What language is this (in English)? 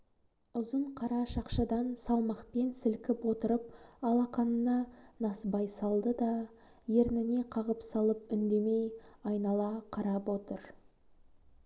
Kazakh